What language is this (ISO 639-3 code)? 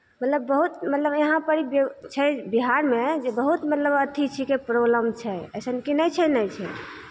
mai